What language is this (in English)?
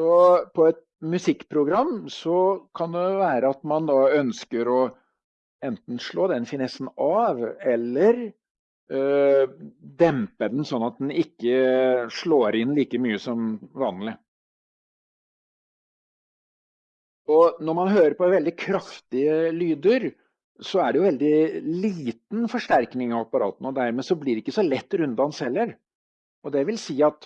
Norwegian